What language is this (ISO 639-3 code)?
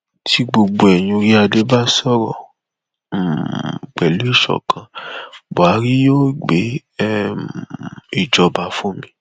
yor